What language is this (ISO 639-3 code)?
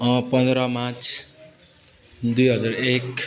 nep